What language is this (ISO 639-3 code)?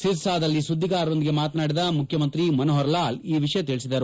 kan